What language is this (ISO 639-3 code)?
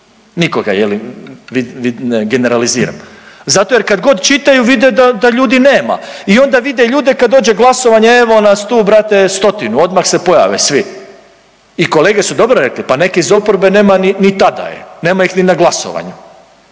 hrv